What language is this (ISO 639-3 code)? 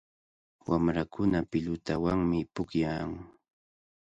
qvl